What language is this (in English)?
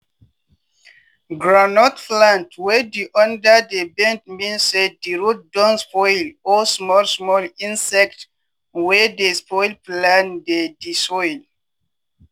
Nigerian Pidgin